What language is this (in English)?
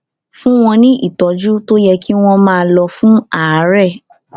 Yoruba